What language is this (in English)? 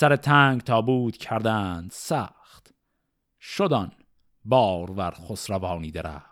Persian